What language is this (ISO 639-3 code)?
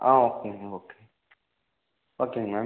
tam